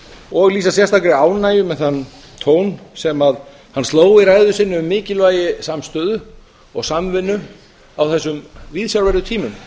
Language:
Icelandic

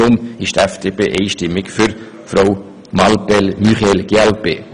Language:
Swiss German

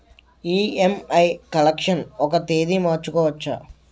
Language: Telugu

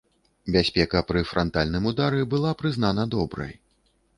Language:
Belarusian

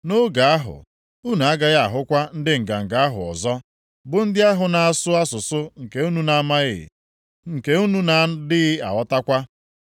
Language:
Igbo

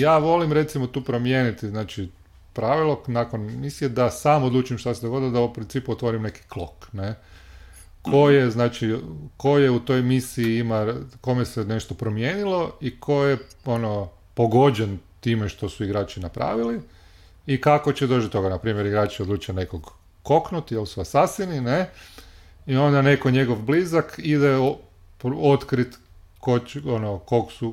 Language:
Croatian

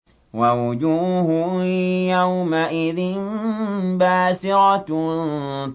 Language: Arabic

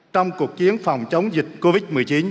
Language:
Vietnamese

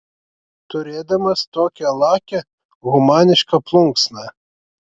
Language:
Lithuanian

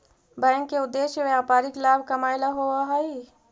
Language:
Magahi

